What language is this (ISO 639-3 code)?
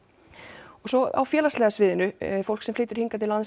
isl